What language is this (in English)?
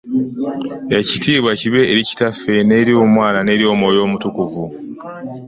Ganda